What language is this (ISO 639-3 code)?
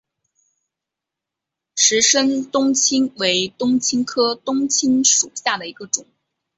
zho